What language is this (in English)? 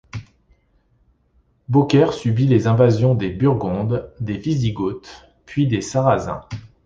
French